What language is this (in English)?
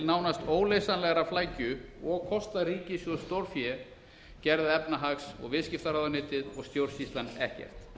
Icelandic